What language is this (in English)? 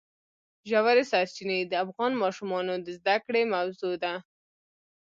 Pashto